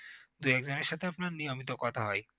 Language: Bangla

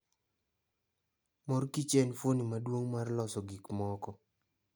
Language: Luo (Kenya and Tanzania)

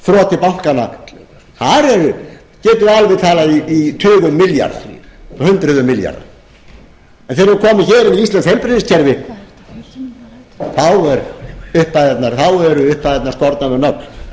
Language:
Icelandic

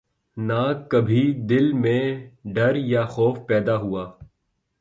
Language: Urdu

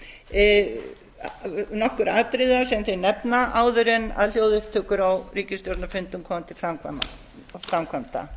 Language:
Icelandic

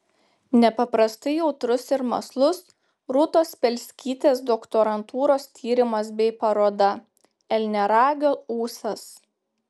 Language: Lithuanian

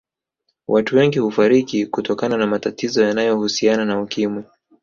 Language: Swahili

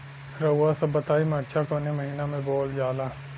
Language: Bhojpuri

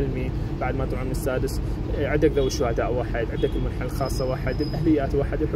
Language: Arabic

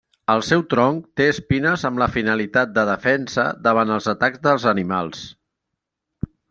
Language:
Catalan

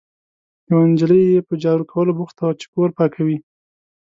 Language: Pashto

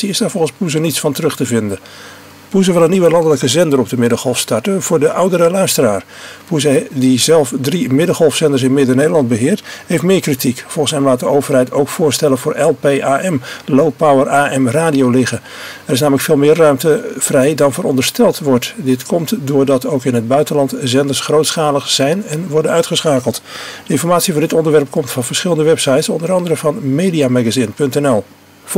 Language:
Dutch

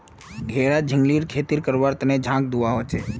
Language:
Magahi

